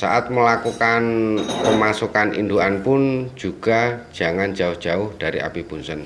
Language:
Indonesian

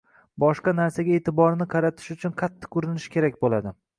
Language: Uzbek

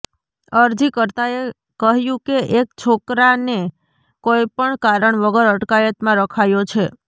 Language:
Gujarati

